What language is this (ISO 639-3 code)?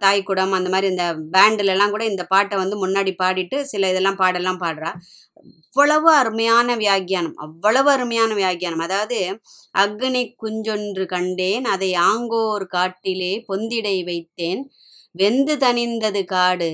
tam